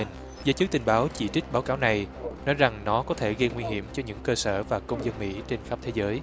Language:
Vietnamese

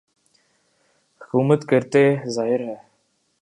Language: Urdu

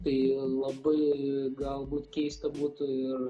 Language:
Lithuanian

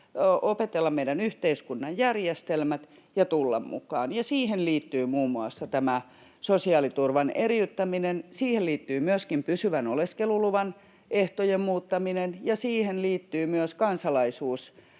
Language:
Finnish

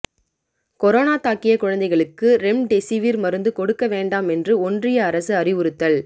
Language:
Tamil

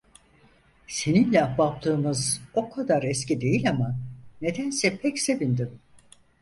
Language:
Turkish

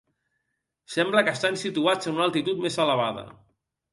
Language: Catalan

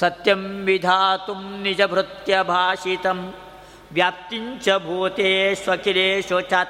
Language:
Kannada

